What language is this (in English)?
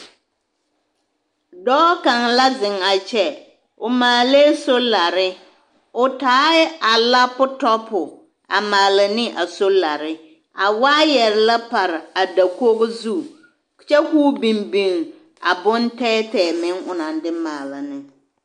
Southern Dagaare